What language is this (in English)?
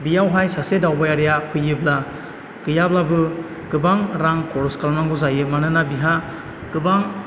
Bodo